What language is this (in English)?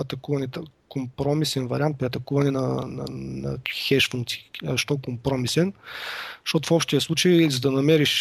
Bulgarian